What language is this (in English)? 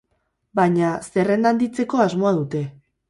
Basque